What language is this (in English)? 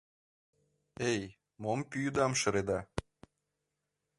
Mari